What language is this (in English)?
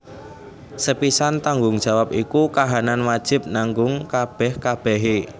Javanese